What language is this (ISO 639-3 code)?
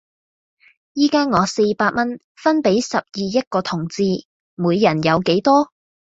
yue